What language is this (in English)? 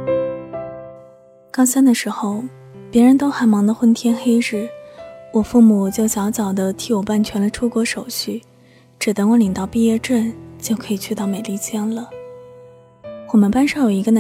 Chinese